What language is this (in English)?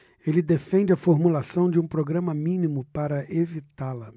Portuguese